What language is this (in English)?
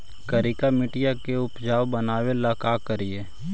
Magahi